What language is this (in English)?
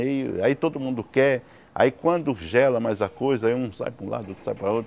Portuguese